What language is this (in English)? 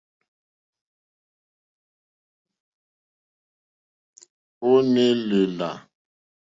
Mokpwe